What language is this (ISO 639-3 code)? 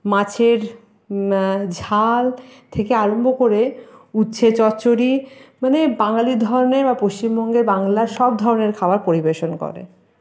ben